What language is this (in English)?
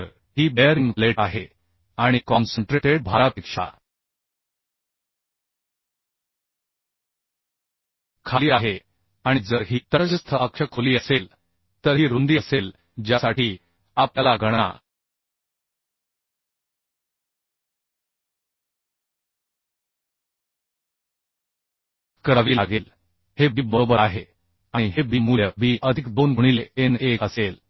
Marathi